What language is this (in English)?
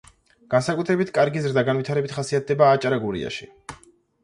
Georgian